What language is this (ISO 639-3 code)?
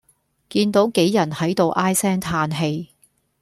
yue